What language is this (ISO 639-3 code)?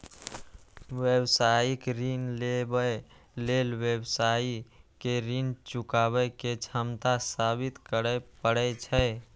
mai